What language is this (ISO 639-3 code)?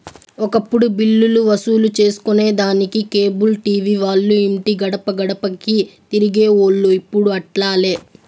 tel